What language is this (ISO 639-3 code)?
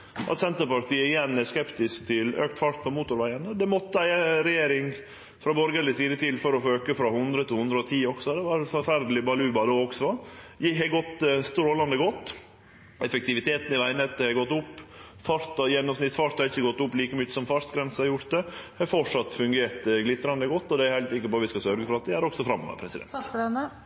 nno